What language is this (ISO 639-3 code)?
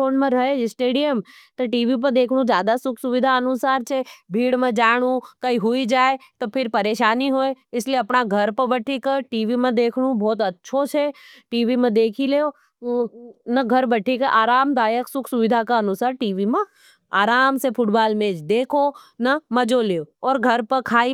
noe